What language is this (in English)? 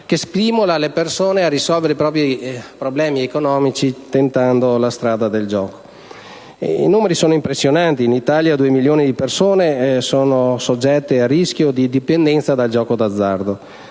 Italian